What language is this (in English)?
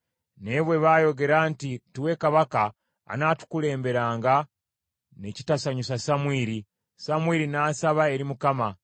Ganda